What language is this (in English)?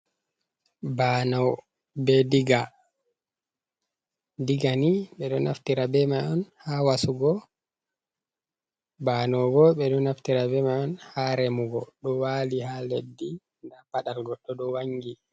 Fula